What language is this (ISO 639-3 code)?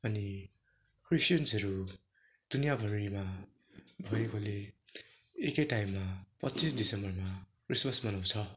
nep